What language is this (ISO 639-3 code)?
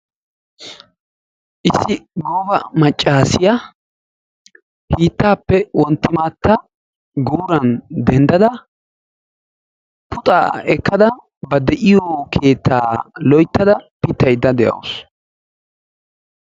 wal